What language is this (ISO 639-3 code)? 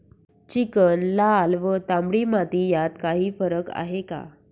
mar